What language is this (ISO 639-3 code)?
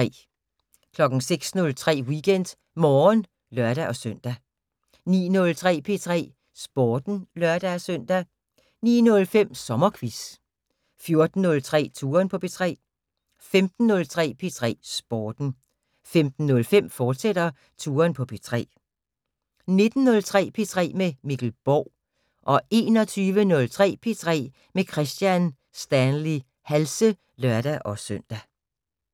dan